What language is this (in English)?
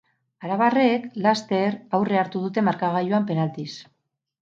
Basque